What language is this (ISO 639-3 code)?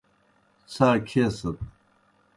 plk